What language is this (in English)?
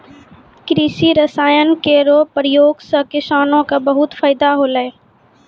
Maithili